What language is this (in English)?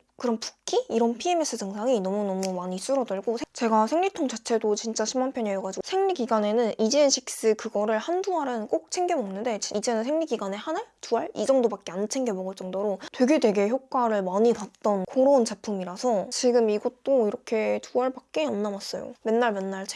Korean